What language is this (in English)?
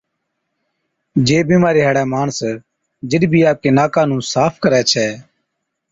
Od